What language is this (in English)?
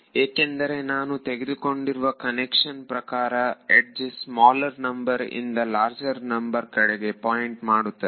Kannada